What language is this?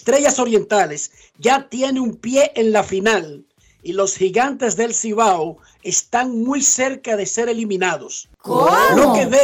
Spanish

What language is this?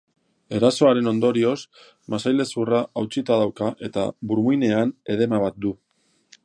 Basque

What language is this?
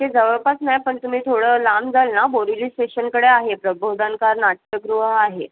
Marathi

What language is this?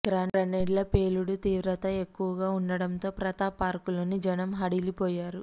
Telugu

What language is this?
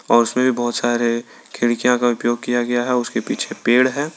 Hindi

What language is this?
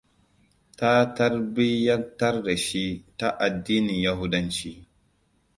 Hausa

